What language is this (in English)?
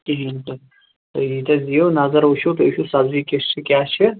Kashmiri